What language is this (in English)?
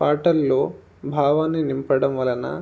Telugu